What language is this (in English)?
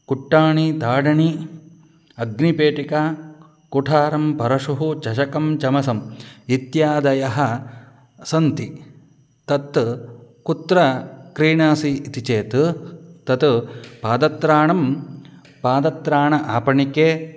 Sanskrit